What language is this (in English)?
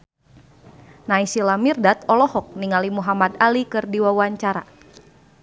Sundanese